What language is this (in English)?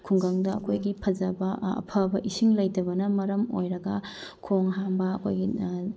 Manipuri